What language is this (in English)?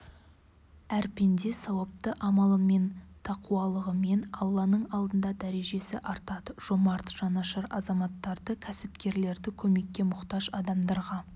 Kazakh